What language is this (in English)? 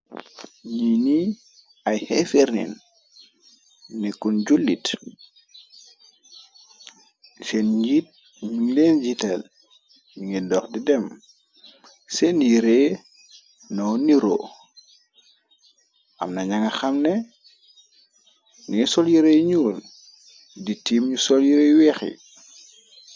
Wolof